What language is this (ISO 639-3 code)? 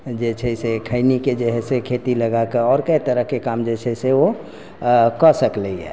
mai